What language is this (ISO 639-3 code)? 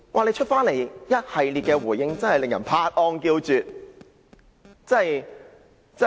yue